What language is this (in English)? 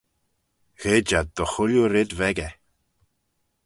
Manx